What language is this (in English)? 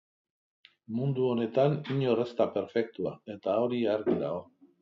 Basque